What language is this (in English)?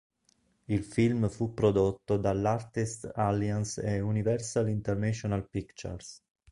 Italian